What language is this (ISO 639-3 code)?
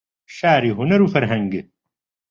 ckb